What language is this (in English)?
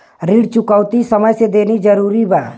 Bhojpuri